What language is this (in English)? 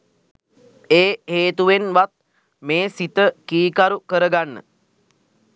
Sinhala